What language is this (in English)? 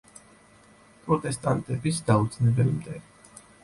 Georgian